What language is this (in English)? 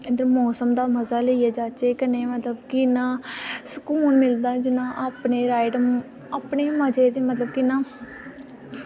Dogri